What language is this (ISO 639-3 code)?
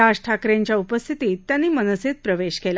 mar